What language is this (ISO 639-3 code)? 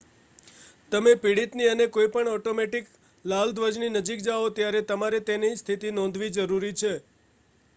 guj